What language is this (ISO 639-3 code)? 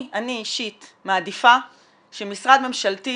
heb